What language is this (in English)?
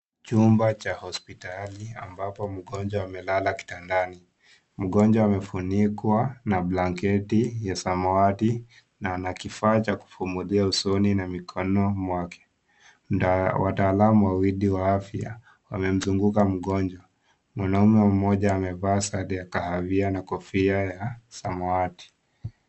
Swahili